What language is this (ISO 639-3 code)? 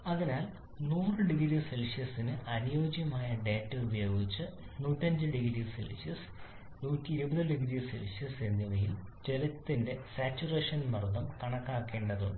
mal